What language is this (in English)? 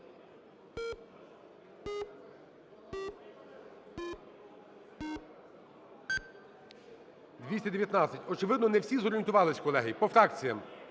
Ukrainian